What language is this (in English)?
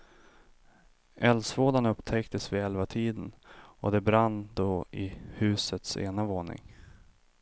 Swedish